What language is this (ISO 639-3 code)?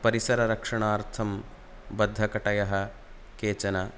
san